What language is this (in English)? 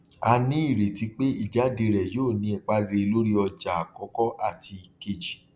Yoruba